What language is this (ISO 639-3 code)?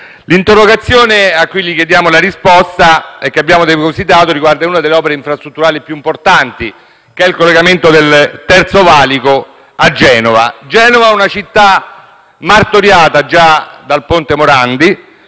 ita